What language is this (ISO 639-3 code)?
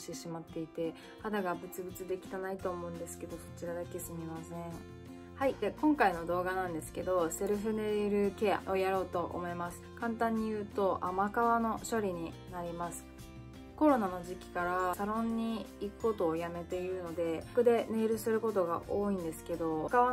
jpn